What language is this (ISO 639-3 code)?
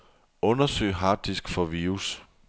dan